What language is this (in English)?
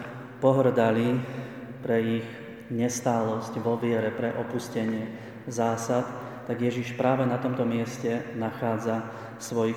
Slovak